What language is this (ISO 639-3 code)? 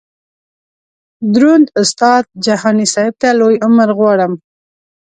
pus